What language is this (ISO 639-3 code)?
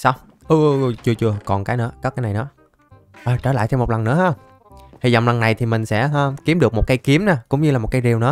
vie